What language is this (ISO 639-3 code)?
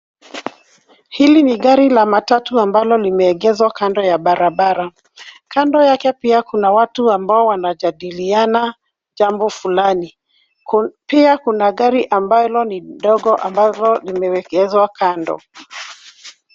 swa